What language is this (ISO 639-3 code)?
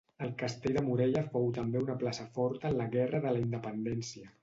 cat